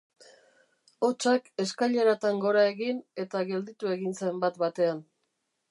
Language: Basque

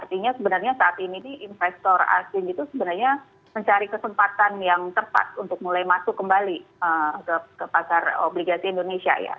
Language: Indonesian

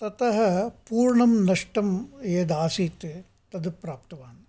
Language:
Sanskrit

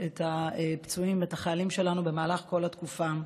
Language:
Hebrew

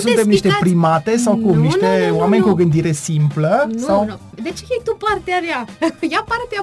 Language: Romanian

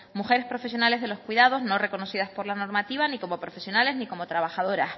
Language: Spanish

